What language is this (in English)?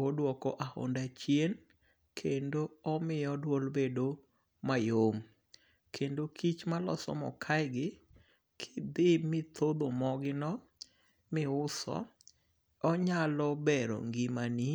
Luo (Kenya and Tanzania)